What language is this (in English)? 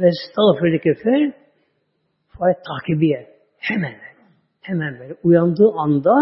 Turkish